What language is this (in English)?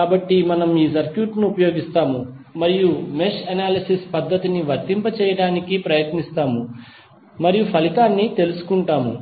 Telugu